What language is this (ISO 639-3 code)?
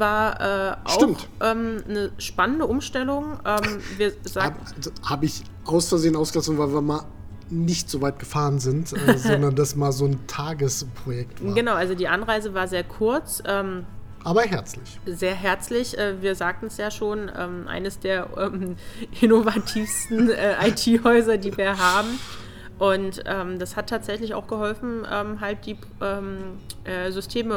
deu